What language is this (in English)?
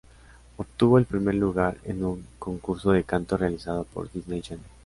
Spanish